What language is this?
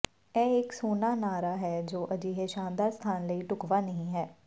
Punjabi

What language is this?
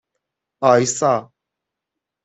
Persian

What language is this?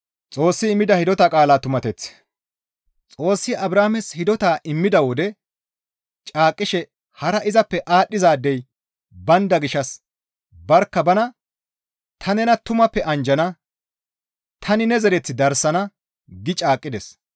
Gamo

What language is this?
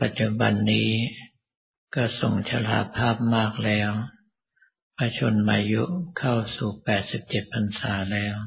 Thai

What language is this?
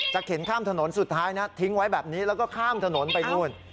Thai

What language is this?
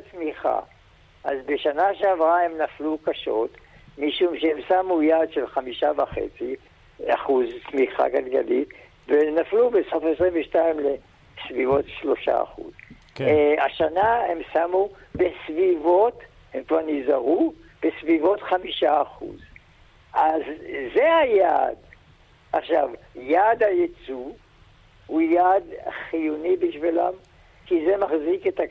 Hebrew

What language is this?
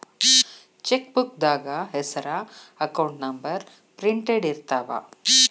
Kannada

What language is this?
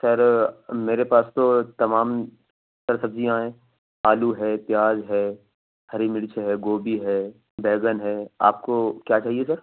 Urdu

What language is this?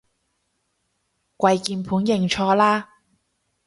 Cantonese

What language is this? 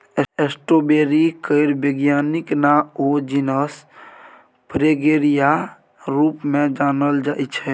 Maithili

